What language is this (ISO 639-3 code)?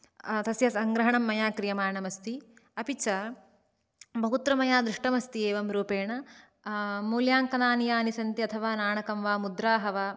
san